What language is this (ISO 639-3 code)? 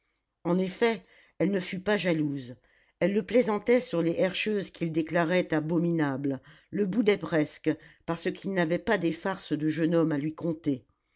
fra